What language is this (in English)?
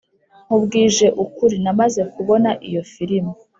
Kinyarwanda